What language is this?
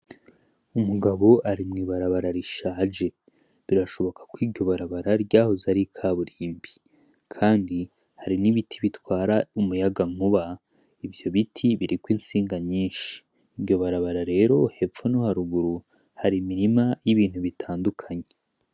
Rundi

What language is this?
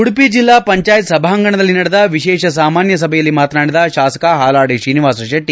Kannada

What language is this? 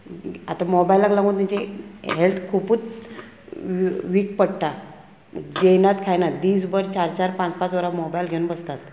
Konkani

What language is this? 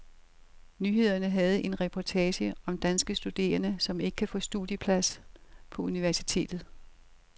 Danish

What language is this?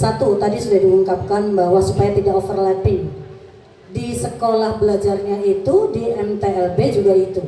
Indonesian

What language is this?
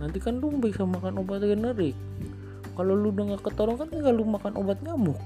Indonesian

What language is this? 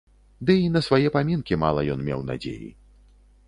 Belarusian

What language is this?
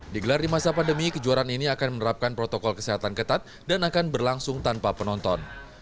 Indonesian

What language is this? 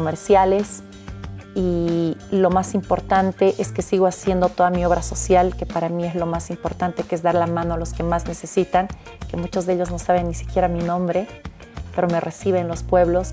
Spanish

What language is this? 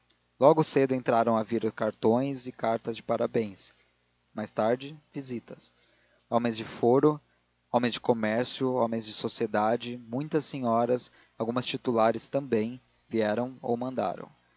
Portuguese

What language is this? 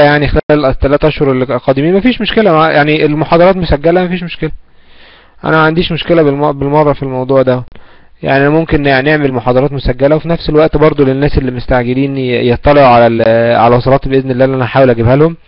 Arabic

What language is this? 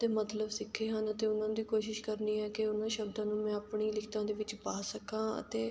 Punjabi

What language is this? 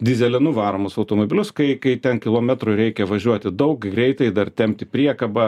Lithuanian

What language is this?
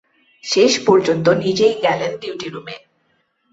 Bangla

